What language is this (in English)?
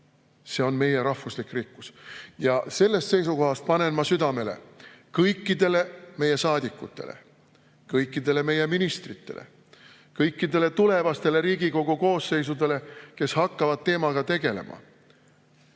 Estonian